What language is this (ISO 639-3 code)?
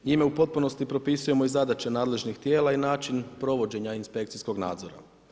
hrv